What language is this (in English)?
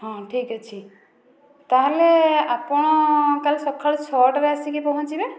Odia